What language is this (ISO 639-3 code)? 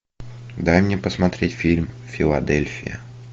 rus